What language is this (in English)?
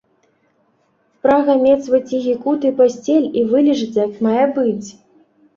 Belarusian